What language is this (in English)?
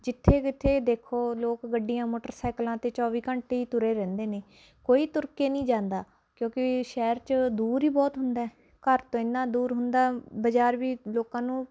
Punjabi